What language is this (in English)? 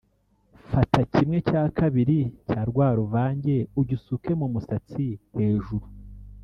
Kinyarwanda